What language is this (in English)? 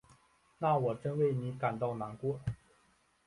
Chinese